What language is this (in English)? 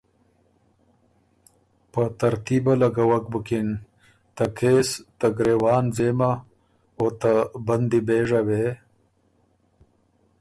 Ormuri